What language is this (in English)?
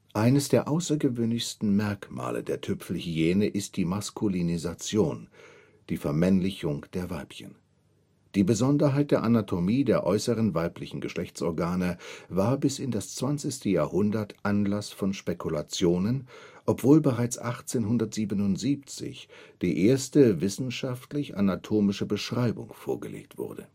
German